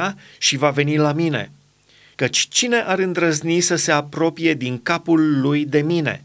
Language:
Romanian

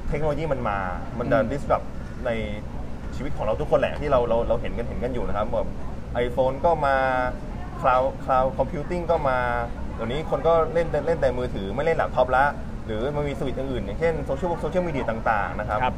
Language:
Thai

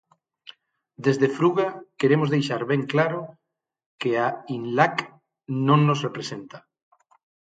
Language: Galician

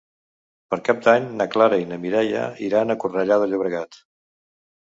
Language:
Catalan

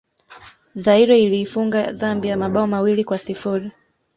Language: Swahili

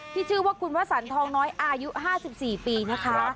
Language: Thai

